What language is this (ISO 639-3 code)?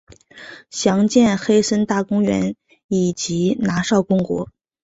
zho